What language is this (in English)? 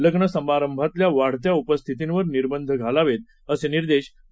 Marathi